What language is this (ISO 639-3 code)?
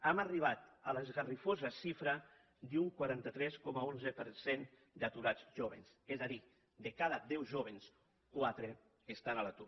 cat